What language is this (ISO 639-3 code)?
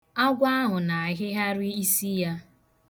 ibo